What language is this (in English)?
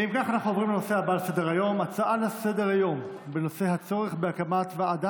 Hebrew